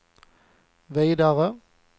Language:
Swedish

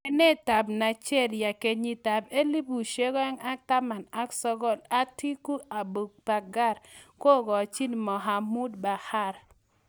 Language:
Kalenjin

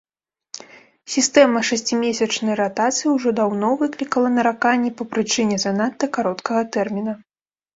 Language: Belarusian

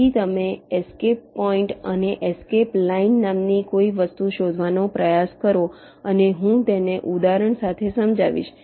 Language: Gujarati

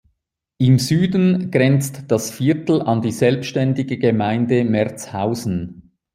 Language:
German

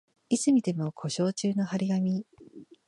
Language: Japanese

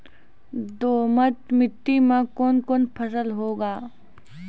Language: Maithili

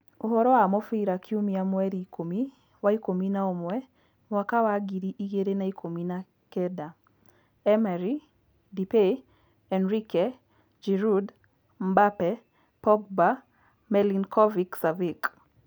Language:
Kikuyu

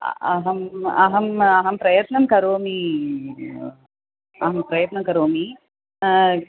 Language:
Sanskrit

